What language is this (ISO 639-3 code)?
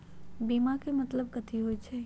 mag